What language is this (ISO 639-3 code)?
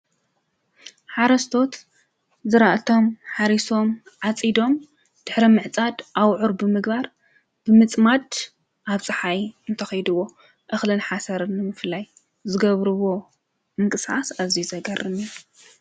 tir